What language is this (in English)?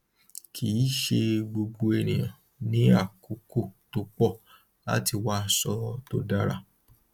Yoruba